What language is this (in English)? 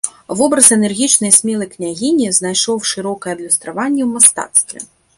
Belarusian